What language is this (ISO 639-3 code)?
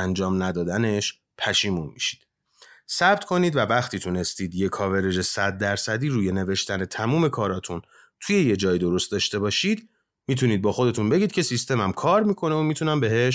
fas